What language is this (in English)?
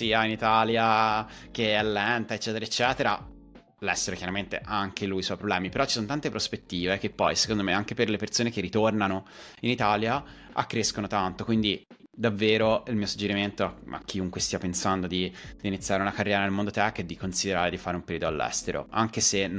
Italian